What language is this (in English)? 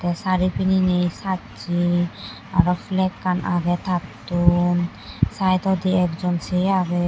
Chakma